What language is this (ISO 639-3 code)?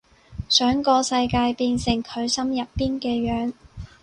yue